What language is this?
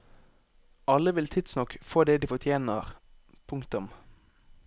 Norwegian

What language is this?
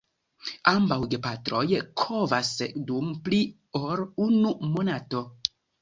Esperanto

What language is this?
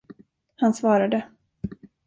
Swedish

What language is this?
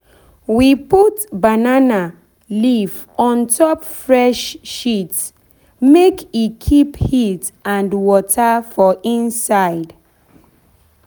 Nigerian Pidgin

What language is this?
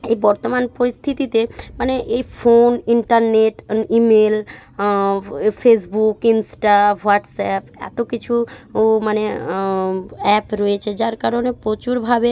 Bangla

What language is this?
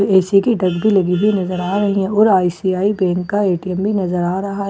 Hindi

